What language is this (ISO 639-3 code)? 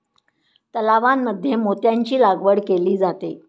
mar